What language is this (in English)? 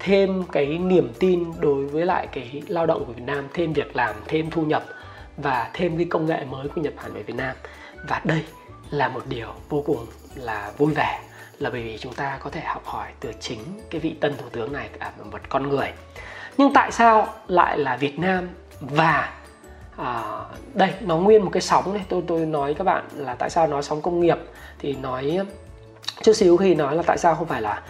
Vietnamese